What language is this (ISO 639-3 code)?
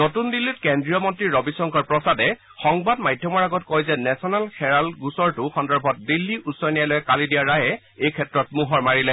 asm